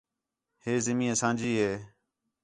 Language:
Khetrani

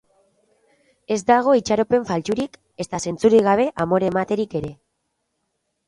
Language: Basque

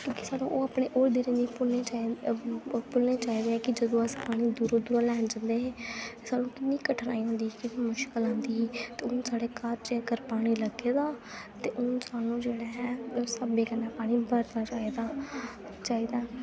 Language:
Dogri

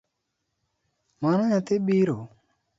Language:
Luo (Kenya and Tanzania)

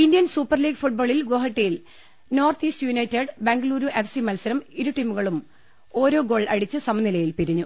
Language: Malayalam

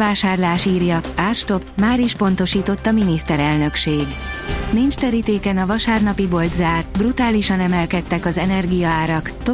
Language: Hungarian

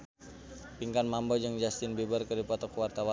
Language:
Sundanese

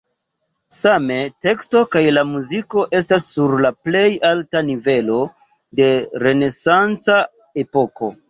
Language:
Esperanto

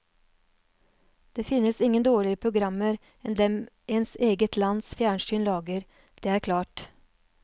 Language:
Norwegian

